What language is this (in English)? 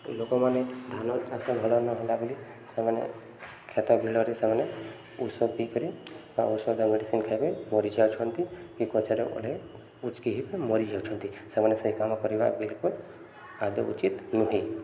Odia